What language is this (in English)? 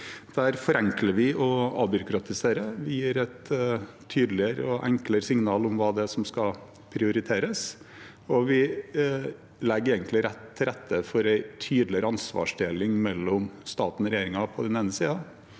Norwegian